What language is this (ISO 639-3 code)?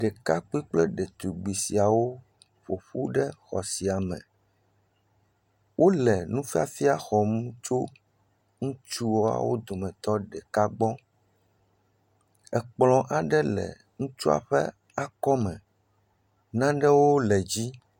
ewe